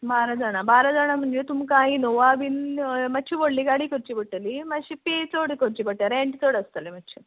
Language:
Konkani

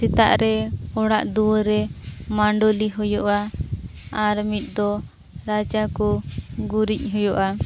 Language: Santali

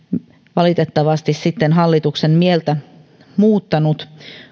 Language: Finnish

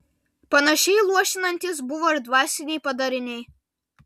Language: Lithuanian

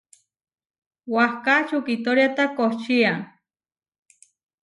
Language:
Huarijio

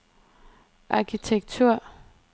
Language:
Danish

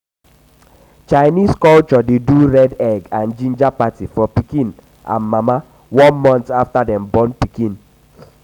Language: Nigerian Pidgin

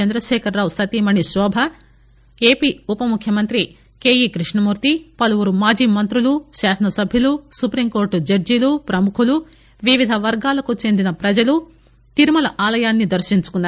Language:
Telugu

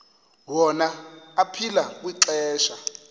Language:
Xhosa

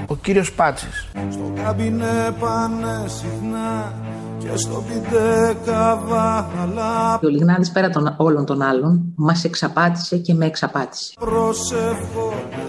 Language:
Greek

